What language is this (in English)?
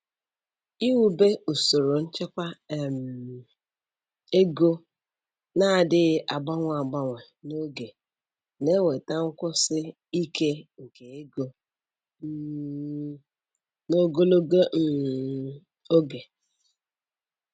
Igbo